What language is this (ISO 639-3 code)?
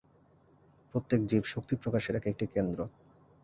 ben